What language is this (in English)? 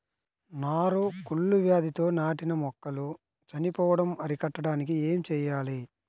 Telugu